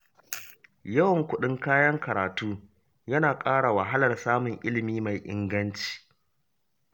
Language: Hausa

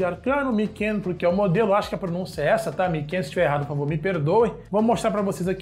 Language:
Portuguese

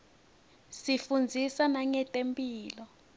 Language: Swati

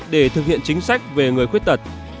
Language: Vietnamese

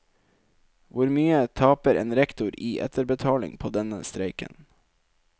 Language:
Norwegian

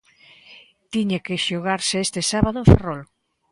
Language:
Galician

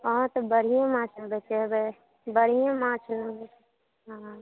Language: Maithili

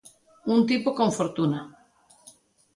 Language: Galician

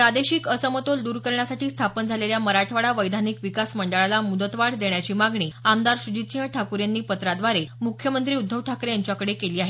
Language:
Marathi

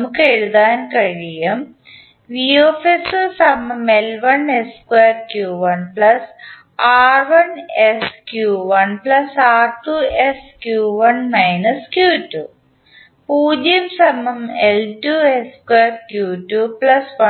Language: Malayalam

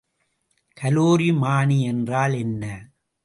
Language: Tamil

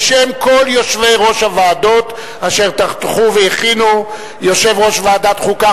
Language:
Hebrew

